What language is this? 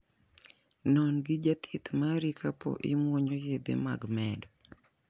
Luo (Kenya and Tanzania)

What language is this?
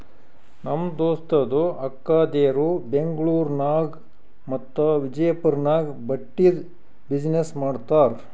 Kannada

